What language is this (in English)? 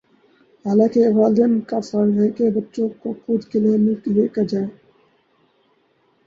Urdu